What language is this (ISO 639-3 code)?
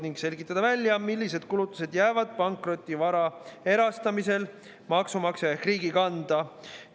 est